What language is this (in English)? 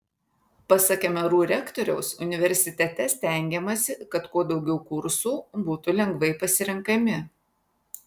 Lithuanian